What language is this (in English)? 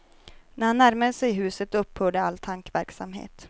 Swedish